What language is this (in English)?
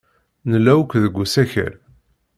Kabyle